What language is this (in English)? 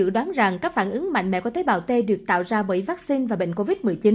Vietnamese